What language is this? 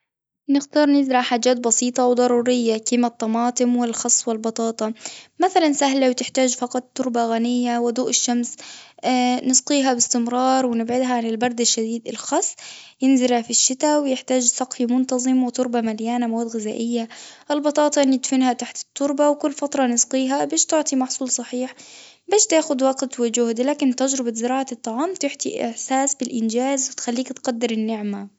Tunisian Arabic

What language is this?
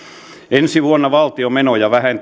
Finnish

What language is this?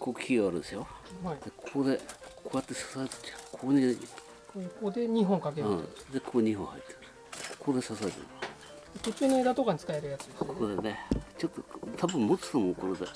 Japanese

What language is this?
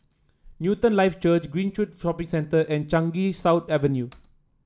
English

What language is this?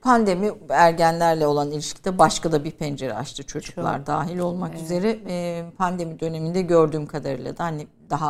Turkish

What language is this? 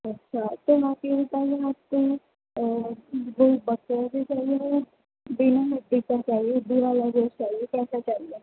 Urdu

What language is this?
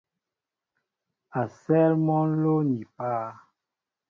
Mbo (Cameroon)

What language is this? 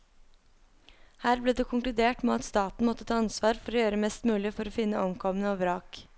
Norwegian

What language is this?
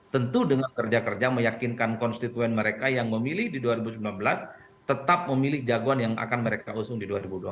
Indonesian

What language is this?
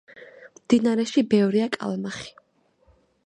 Georgian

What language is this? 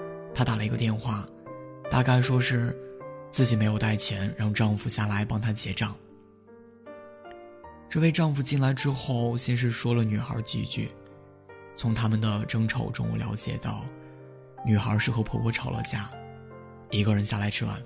Chinese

